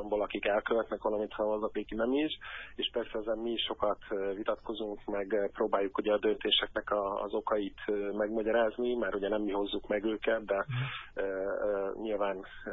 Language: Hungarian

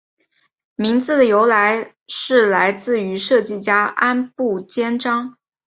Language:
Chinese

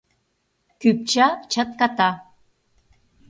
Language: Mari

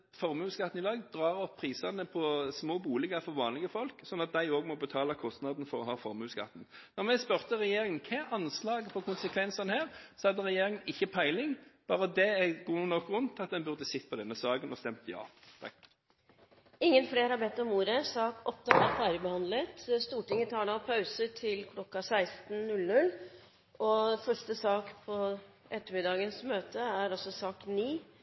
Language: Norwegian Bokmål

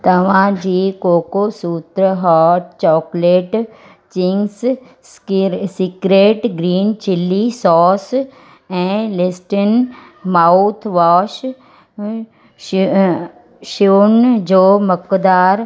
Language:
Sindhi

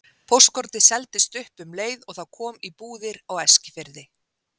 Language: Icelandic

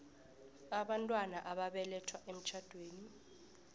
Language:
South Ndebele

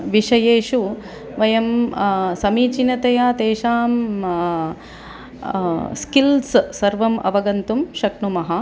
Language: Sanskrit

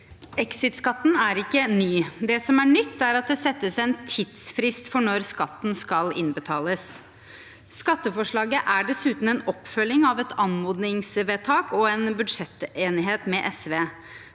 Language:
Norwegian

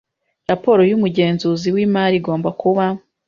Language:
Kinyarwanda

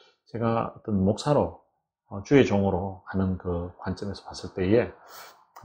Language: Korean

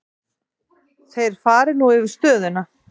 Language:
Icelandic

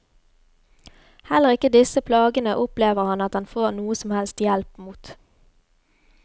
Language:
Norwegian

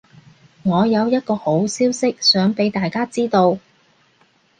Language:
Cantonese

